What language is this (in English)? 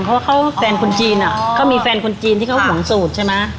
Thai